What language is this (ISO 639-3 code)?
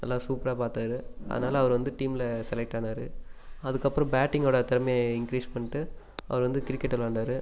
tam